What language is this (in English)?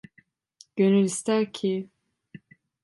Turkish